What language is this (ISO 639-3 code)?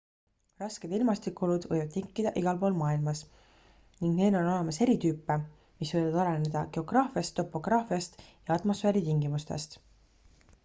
est